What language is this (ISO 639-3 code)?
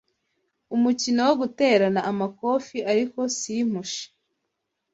kin